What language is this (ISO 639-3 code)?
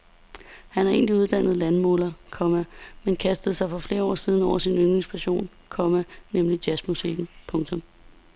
dan